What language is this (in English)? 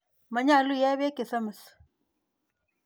Kalenjin